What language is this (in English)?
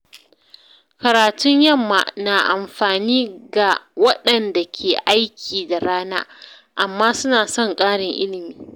Hausa